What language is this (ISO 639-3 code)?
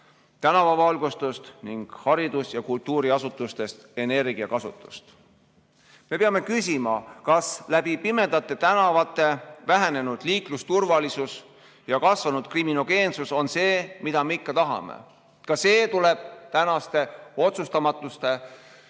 est